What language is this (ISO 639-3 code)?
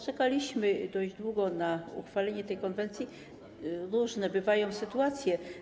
pol